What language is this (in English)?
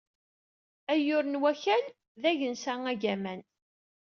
Kabyle